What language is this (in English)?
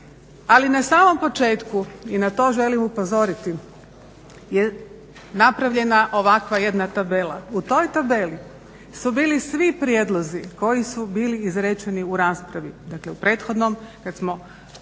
Croatian